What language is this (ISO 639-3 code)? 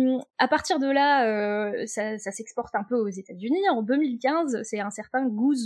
fra